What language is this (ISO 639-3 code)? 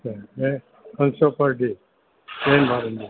snd